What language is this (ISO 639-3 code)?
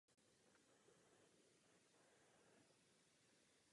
ces